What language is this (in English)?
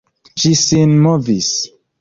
Esperanto